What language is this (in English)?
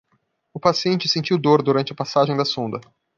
Portuguese